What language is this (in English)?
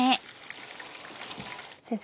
Japanese